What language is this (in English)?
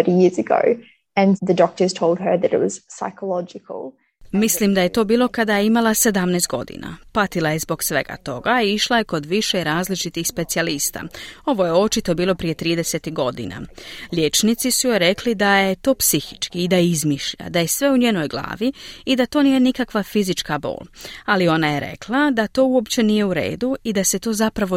Croatian